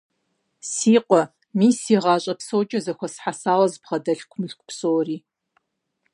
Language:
Kabardian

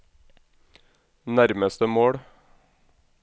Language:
Norwegian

